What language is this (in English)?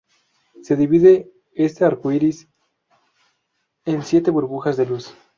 Spanish